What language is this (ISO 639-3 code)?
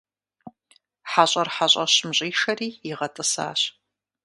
kbd